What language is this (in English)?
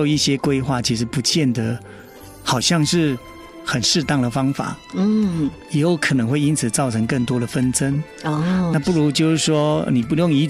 Chinese